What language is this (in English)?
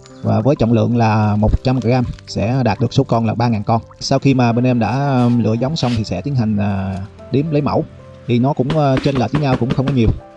Vietnamese